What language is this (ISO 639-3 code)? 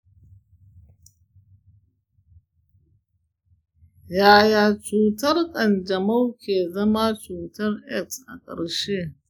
hau